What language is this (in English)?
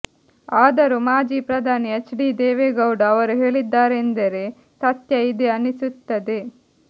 Kannada